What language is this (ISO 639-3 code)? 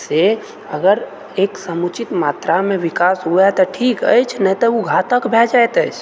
mai